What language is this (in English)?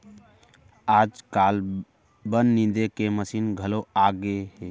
Chhattisgarhi